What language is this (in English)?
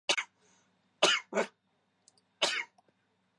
Chinese